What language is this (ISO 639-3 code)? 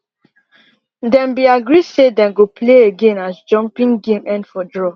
pcm